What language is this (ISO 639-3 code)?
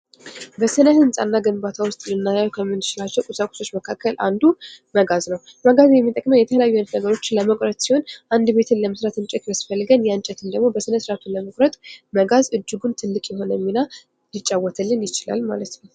amh